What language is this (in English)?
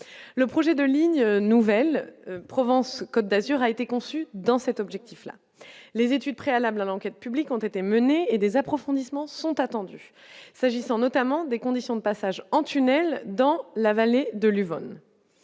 French